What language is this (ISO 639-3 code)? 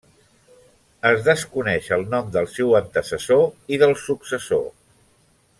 cat